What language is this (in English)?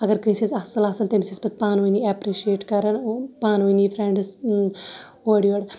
Kashmiri